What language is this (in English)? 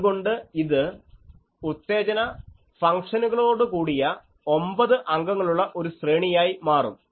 Malayalam